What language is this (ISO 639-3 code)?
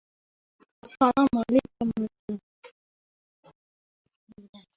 uzb